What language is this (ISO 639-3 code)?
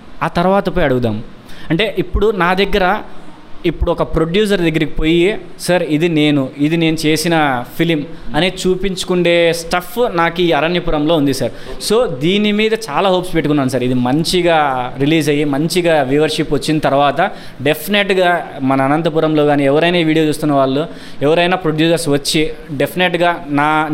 tel